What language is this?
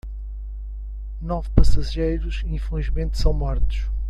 Portuguese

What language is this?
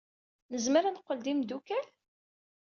Kabyle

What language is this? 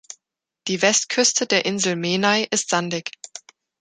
German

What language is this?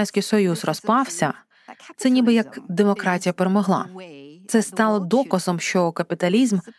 Ukrainian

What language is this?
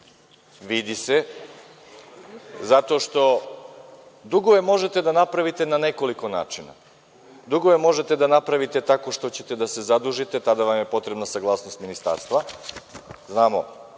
Serbian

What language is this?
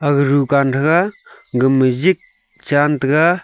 Wancho Naga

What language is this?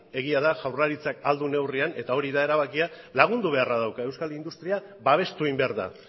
Basque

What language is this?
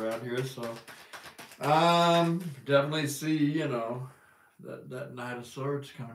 English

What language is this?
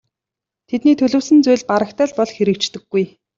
Mongolian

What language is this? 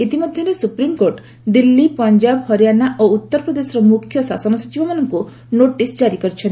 Odia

